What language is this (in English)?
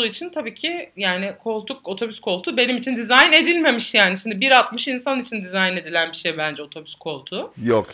Turkish